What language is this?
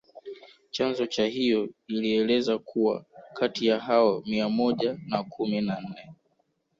Swahili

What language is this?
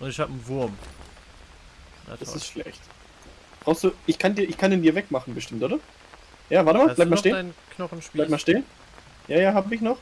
German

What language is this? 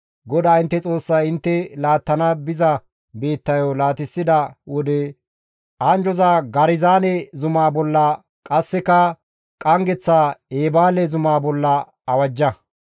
Gamo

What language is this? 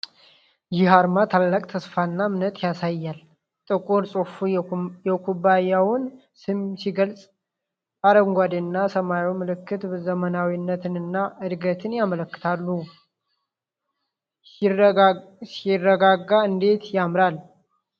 Amharic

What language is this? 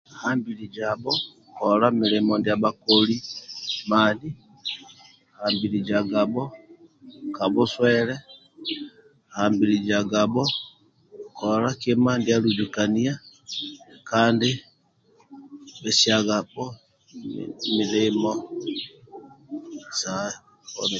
Amba (Uganda)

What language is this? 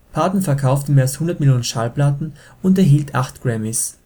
German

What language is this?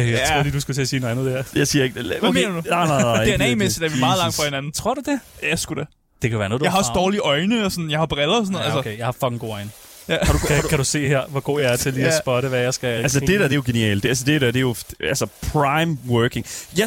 Danish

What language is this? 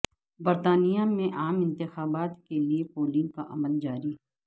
Urdu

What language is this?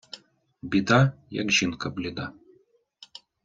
Ukrainian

